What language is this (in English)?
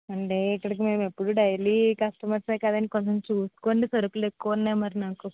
Telugu